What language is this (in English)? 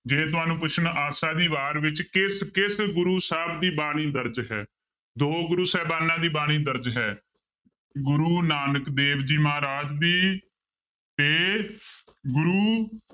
Punjabi